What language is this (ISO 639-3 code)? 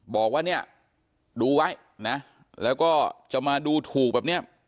tha